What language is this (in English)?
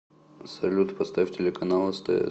Russian